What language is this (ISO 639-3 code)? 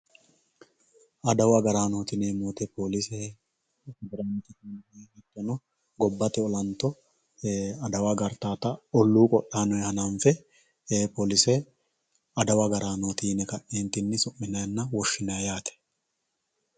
sid